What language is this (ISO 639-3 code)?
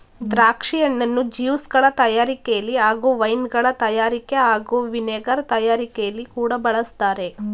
kan